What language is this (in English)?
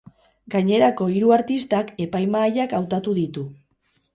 Basque